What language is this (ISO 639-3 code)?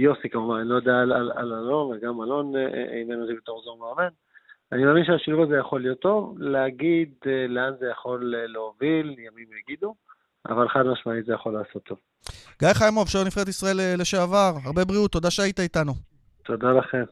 heb